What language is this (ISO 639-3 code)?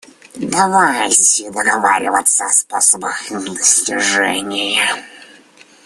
rus